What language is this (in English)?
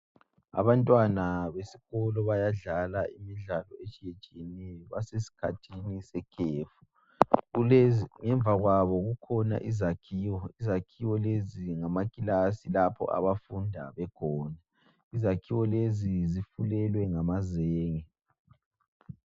North Ndebele